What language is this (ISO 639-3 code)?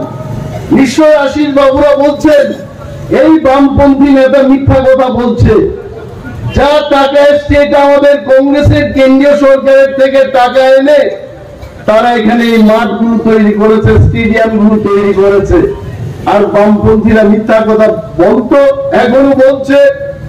ben